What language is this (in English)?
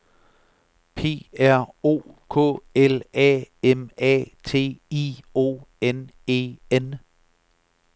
Danish